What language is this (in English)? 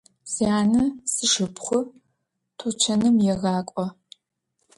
Adyghe